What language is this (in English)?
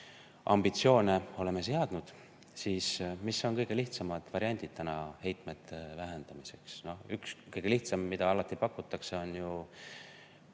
Estonian